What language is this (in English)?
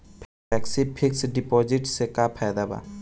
Bhojpuri